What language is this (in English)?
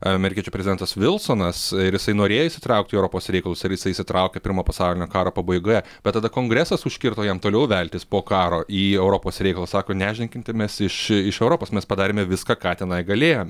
Lithuanian